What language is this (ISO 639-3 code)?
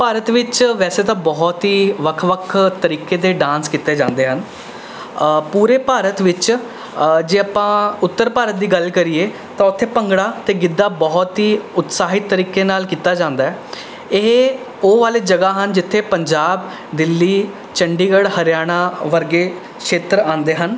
pan